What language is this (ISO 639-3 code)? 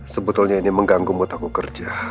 ind